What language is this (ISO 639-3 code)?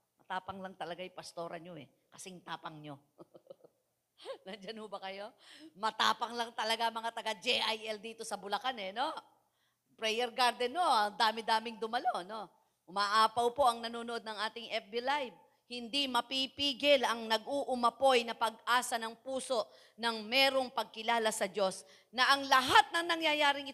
fil